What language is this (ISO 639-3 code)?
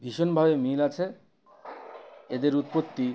ben